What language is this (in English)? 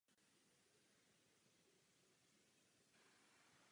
Czech